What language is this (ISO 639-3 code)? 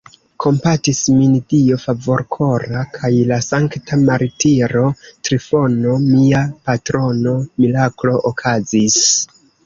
epo